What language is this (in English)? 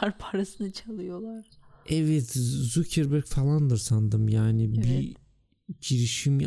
Turkish